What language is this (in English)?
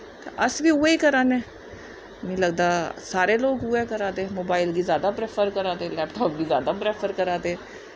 Dogri